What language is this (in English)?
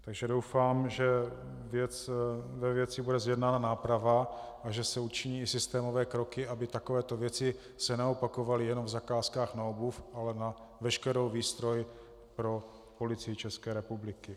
Czech